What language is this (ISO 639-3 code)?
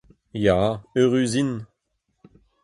bre